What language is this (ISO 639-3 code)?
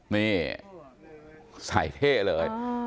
tha